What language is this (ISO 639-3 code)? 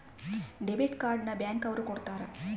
kan